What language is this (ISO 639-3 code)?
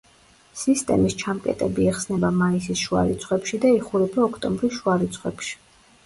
kat